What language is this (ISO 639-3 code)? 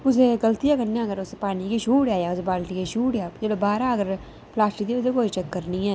doi